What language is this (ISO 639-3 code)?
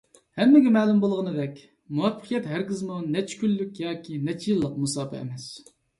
uig